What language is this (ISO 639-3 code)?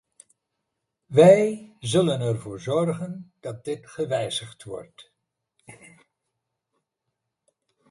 nld